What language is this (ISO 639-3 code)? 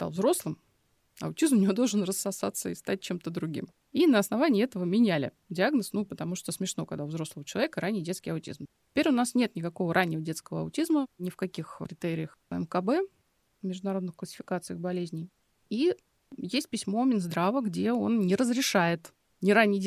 rus